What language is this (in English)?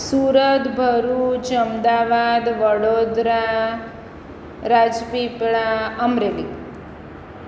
Gujarati